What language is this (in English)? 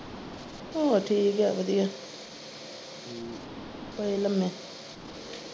Punjabi